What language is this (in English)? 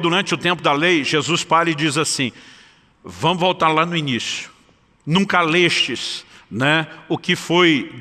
Portuguese